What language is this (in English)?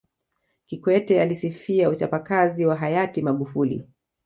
Swahili